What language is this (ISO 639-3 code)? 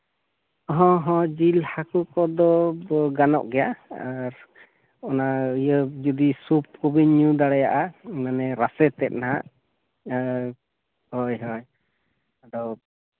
sat